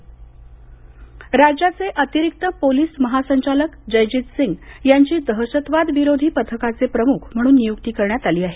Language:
Marathi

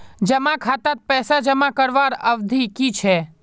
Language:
Magahi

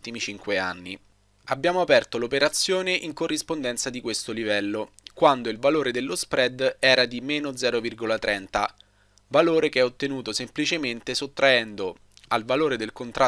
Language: Italian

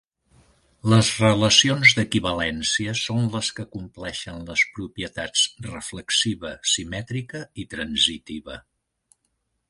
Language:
Catalan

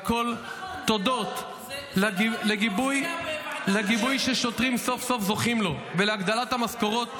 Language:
Hebrew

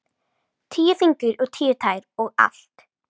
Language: Icelandic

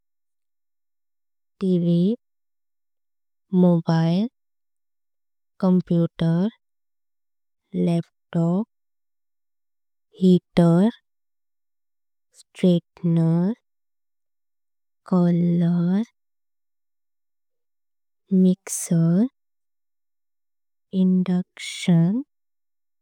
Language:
Konkani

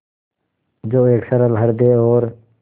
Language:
Hindi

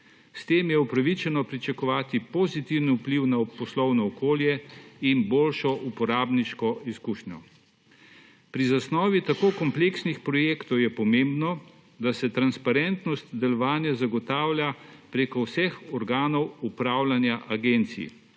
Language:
Slovenian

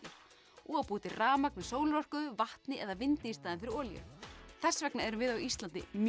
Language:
Icelandic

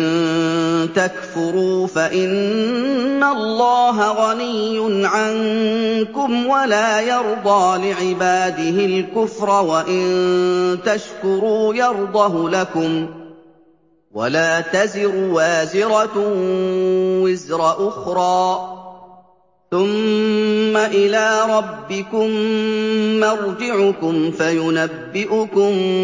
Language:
Arabic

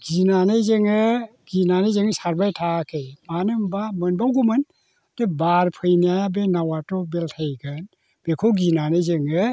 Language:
Bodo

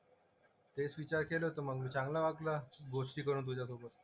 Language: Marathi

